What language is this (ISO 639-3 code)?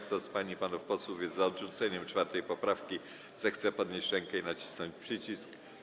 pol